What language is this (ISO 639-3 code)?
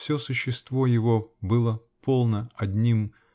rus